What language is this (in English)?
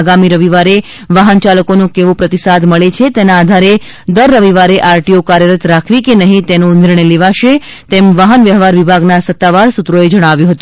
Gujarati